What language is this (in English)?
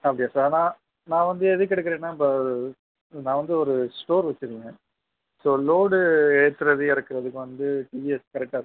Tamil